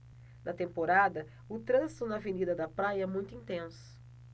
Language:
Portuguese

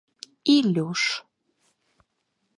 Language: Mari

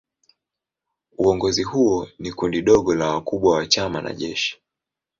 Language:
Swahili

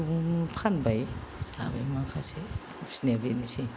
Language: Bodo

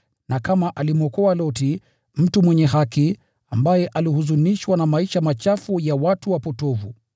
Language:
Swahili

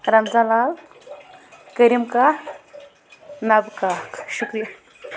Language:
Kashmiri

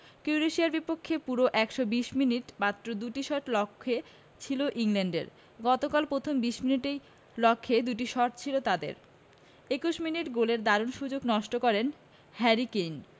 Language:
Bangla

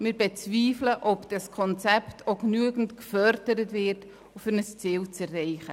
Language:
Swiss German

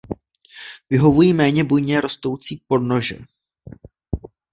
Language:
Czech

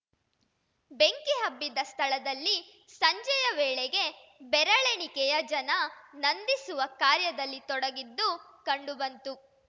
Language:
Kannada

